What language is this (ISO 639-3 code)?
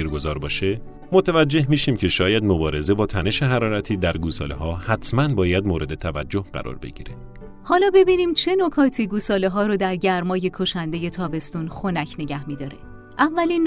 fas